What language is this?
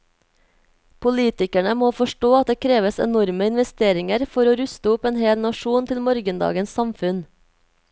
Norwegian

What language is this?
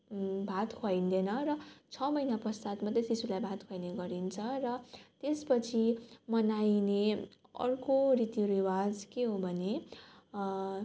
Nepali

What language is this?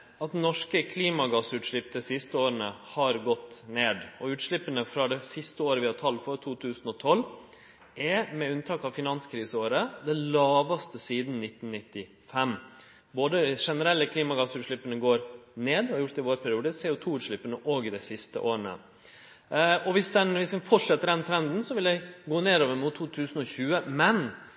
Norwegian Nynorsk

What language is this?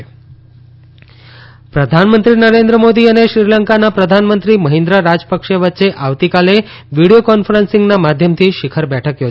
Gujarati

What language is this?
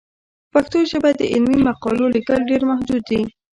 Pashto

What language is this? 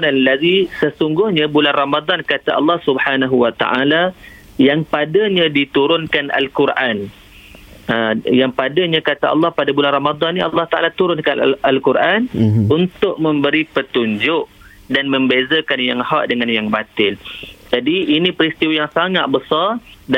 Malay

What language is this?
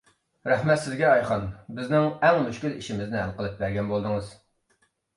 Uyghur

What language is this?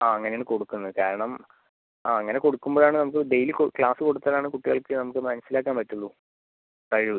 Malayalam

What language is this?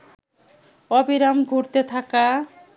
Bangla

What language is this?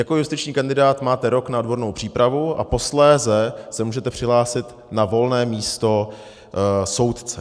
Czech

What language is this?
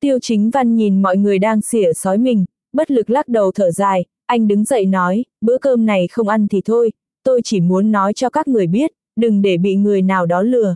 Vietnamese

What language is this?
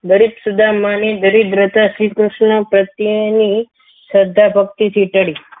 Gujarati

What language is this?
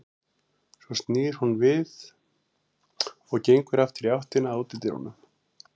Icelandic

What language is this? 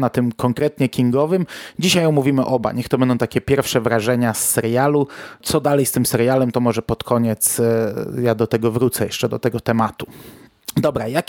Polish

